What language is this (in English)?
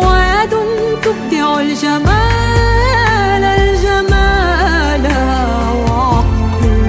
Arabic